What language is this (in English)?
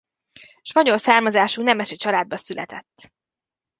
Hungarian